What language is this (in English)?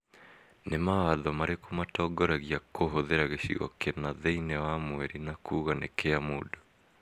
Kikuyu